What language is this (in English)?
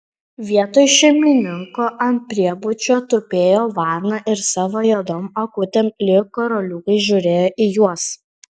Lithuanian